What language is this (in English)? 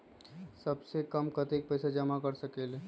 Magahi